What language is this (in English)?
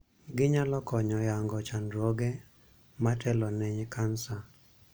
Luo (Kenya and Tanzania)